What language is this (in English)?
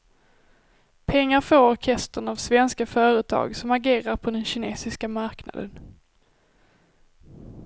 Swedish